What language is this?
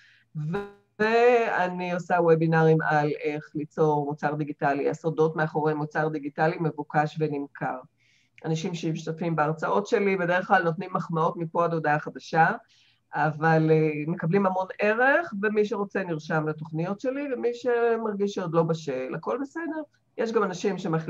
Hebrew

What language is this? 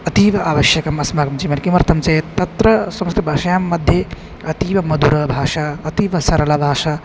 Sanskrit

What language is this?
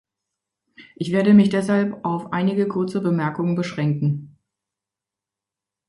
German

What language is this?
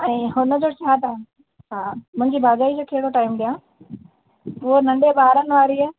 Sindhi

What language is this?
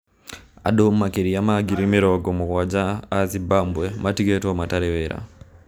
Kikuyu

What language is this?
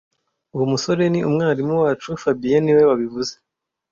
Kinyarwanda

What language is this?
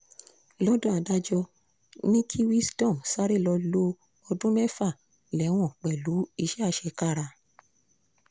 Yoruba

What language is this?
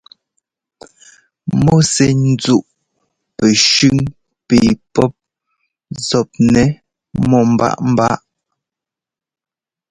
Ngomba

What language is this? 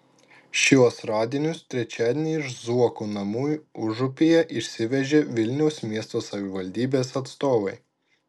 Lithuanian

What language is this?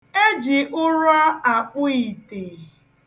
Igbo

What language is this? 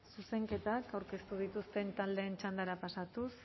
Basque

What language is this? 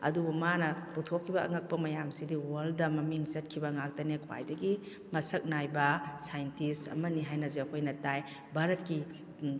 Manipuri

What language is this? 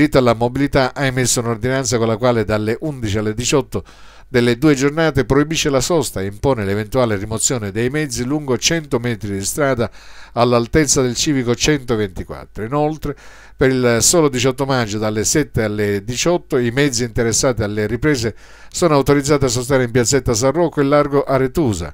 Italian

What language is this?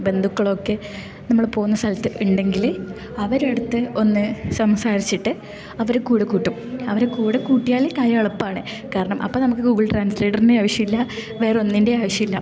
Malayalam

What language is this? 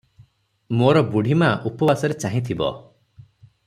Odia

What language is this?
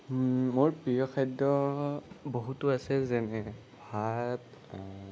Assamese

